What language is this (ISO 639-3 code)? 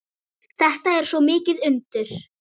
isl